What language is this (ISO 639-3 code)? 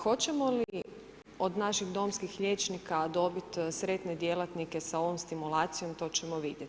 hrv